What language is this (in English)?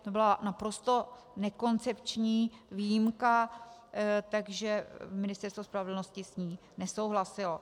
Czech